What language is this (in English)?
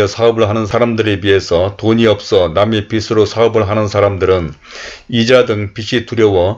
Korean